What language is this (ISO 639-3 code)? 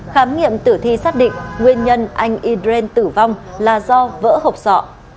vie